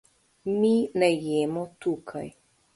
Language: Slovenian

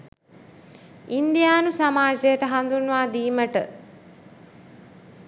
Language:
Sinhala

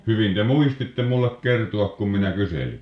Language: Finnish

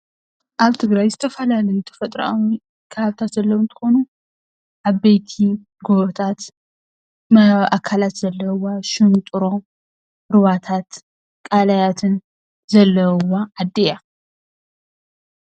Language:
Tigrinya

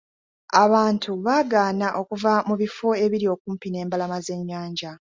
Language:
Ganda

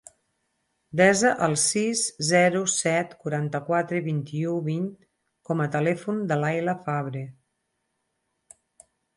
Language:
Catalan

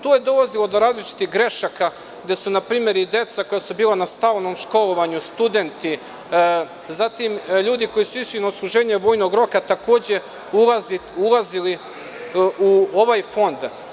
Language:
Serbian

